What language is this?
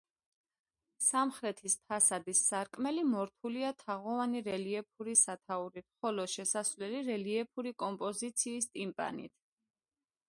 Georgian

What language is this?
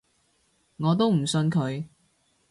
Cantonese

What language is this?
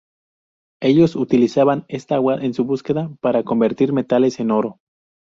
Spanish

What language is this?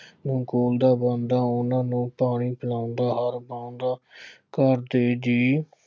Punjabi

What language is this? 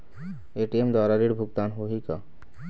Chhattisgarhi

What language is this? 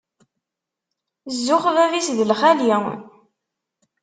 Kabyle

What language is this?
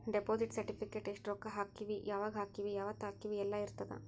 Kannada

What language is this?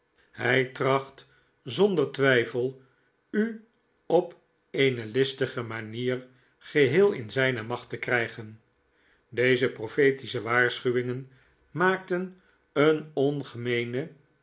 Dutch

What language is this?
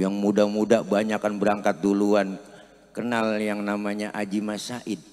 Indonesian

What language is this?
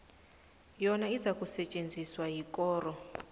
South Ndebele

